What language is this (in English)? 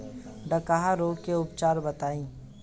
Bhojpuri